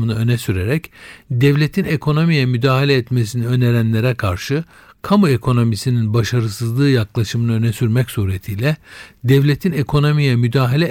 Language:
Turkish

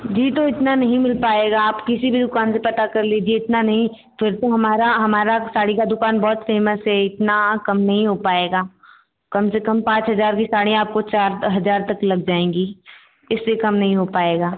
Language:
Hindi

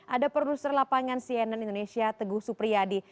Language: Indonesian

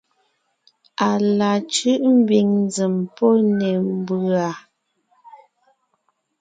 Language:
Ngiemboon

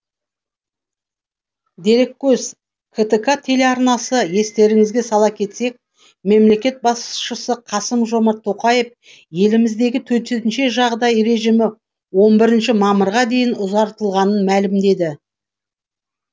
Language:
Kazakh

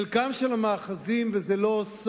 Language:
Hebrew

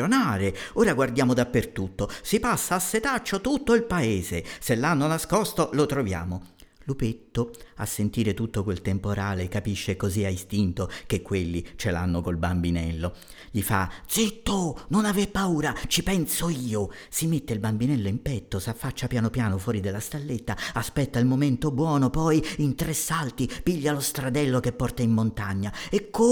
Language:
Italian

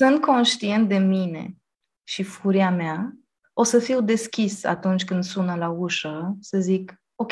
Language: Romanian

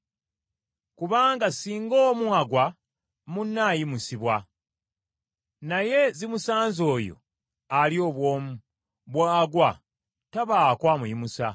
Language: Ganda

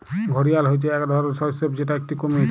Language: Bangla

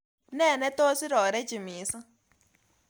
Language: Kalenjin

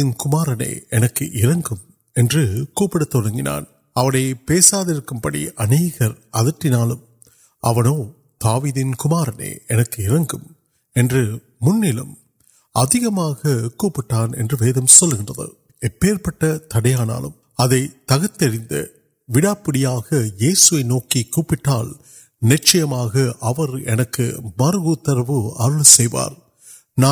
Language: Urdu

